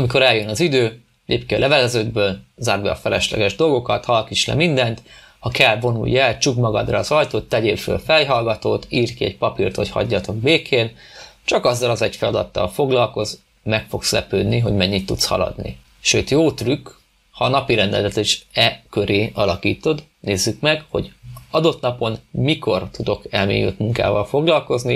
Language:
Hungarian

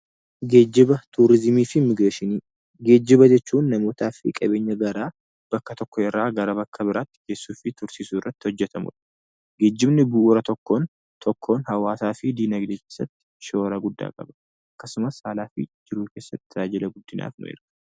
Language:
Oromo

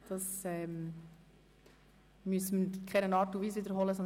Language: Swiss German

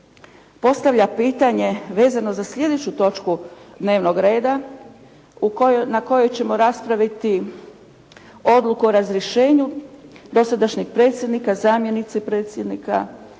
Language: Croatian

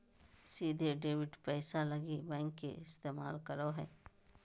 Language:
Magahi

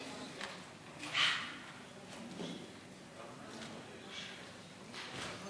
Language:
Hebrew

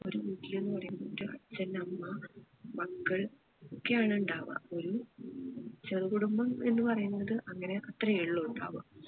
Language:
Malayalam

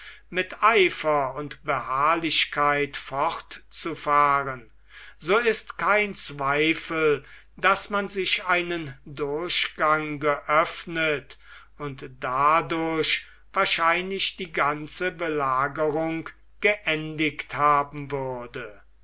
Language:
German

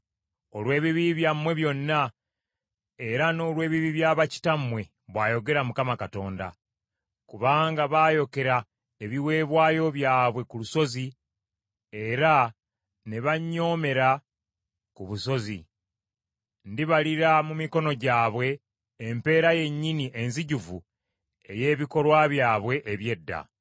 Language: Ganda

